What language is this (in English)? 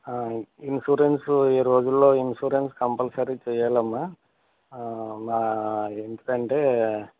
Telugu